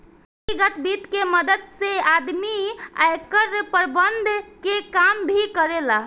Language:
Bhojpuri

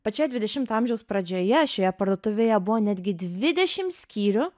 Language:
Lithuanian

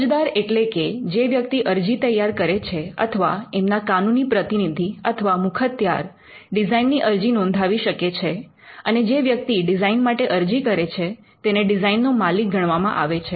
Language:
Gujarati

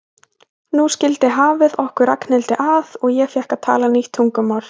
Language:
Icelandic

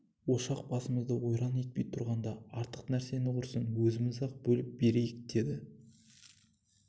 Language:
Kazakh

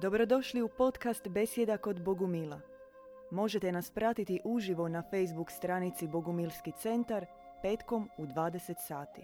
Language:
Croatian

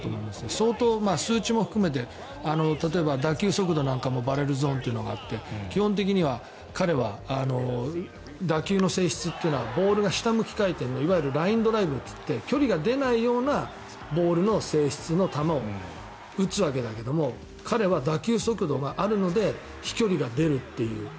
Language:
Japanese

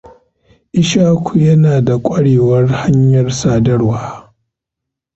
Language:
Hausa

